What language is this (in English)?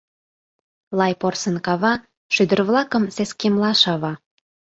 Mari